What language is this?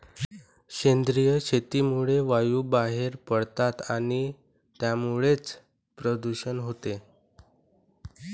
Marathi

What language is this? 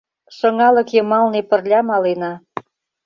Mari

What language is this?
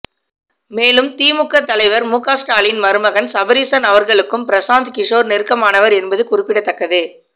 Tamil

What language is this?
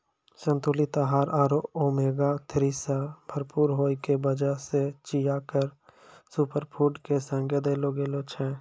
Maithili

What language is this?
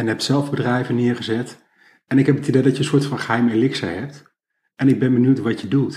Dutch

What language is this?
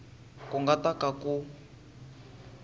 Tsonga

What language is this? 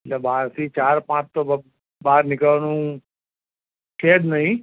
Gujarati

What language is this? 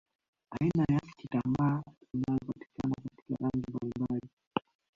Swahili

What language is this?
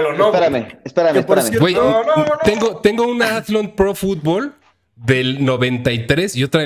Spanish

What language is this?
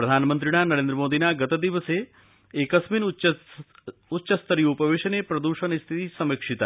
Sanskrit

